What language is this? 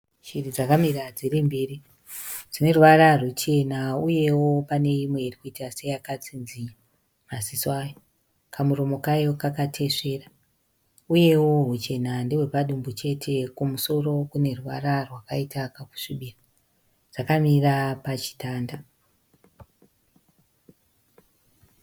Shona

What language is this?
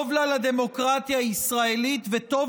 Hebrew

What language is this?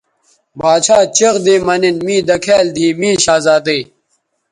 Bateri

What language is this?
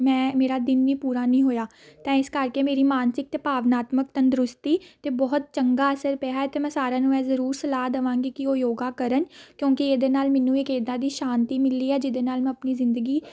Punjabi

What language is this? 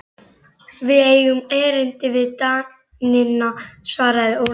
Icelandic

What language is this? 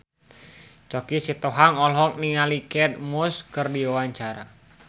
Sundanese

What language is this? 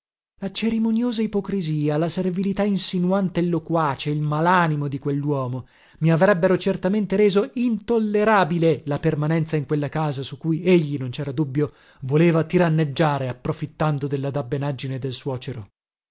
Italian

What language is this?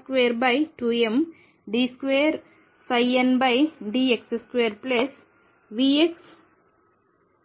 Telugu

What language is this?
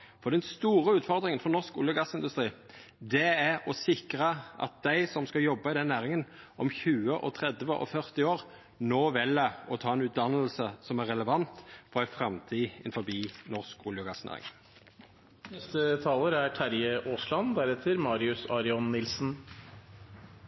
Norwegian Nynorsk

